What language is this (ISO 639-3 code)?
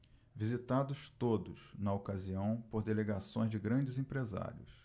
por